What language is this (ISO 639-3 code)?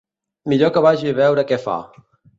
cat